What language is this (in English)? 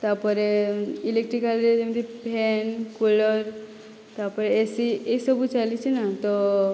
Odia